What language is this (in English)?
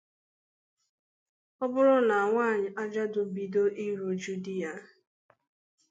Igbo